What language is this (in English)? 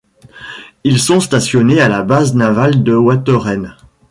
French